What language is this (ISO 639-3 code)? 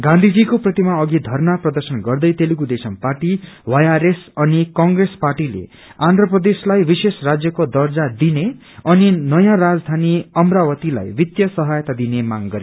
nep